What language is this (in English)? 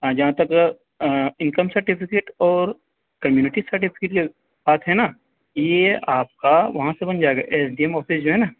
Urdu